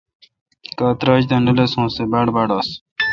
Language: Kalkoti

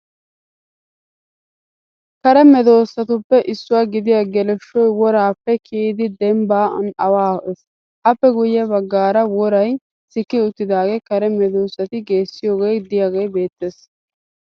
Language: Wolaytta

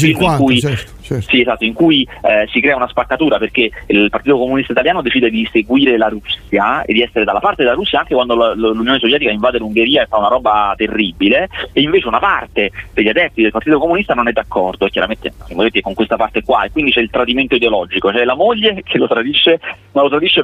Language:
Italian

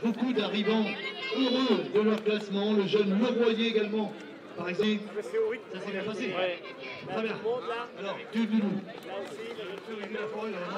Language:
French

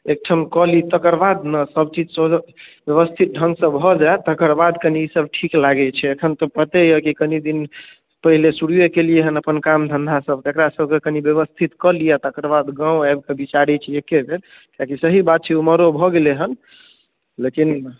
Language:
Maithili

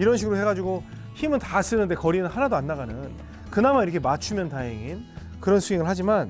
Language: Korean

